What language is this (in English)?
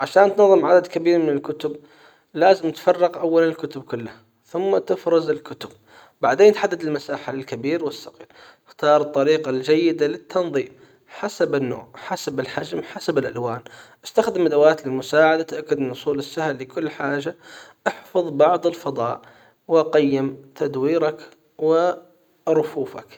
Hijazi Arabic